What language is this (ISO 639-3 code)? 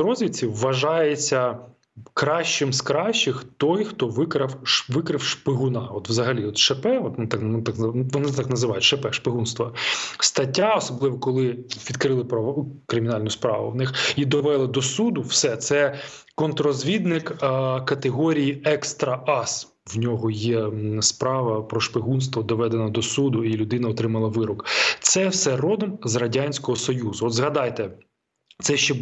ukr